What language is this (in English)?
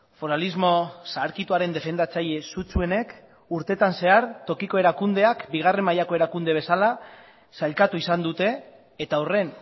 Basque